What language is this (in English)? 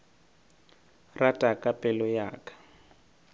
Northern Sotho